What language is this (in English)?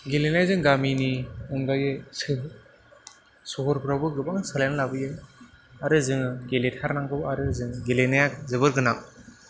Bodo